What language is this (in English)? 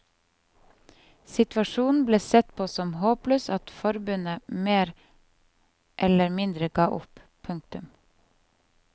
Norwegian